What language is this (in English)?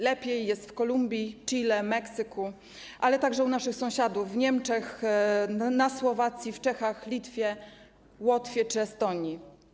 Polish